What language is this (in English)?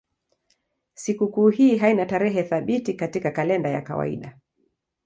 Swahili